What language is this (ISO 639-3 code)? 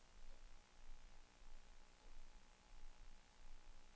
dan